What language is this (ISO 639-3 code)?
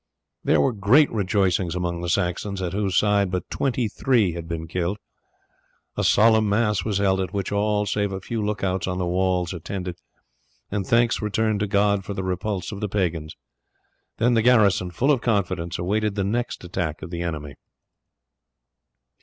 eng